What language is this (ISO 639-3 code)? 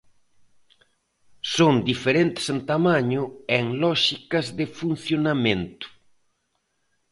glg